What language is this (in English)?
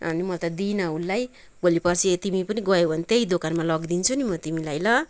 Nepali